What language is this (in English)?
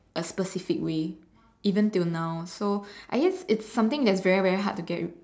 English